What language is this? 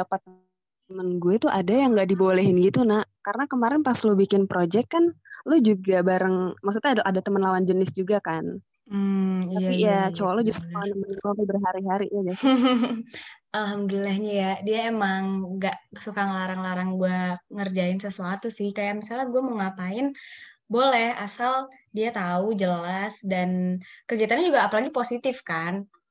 Indonesian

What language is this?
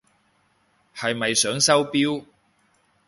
Cantonese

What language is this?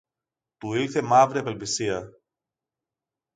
Greek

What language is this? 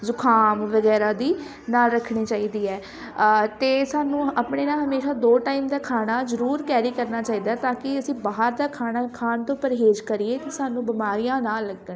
Punjabi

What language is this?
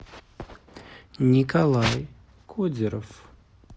Russian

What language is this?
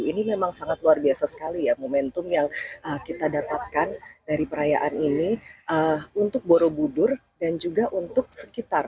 Indonesian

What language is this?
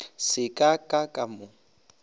Northern Sotho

